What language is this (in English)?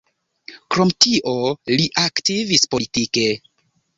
Esperanto